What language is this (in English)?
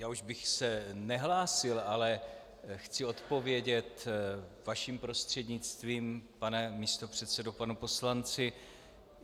Czech